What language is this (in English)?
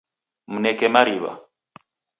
Taita